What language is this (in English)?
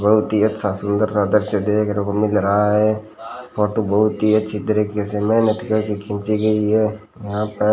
Hindi